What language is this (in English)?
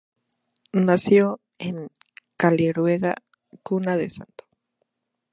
Spanish